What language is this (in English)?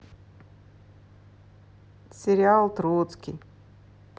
Russian